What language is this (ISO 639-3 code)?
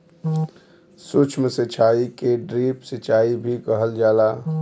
bho